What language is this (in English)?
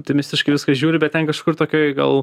Lithuanian